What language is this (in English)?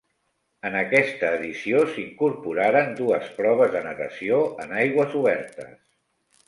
Catalan